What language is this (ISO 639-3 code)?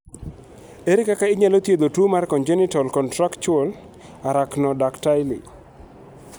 luo